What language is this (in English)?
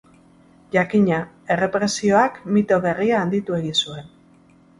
Basque